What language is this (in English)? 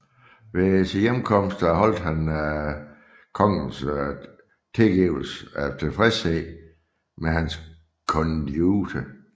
Danish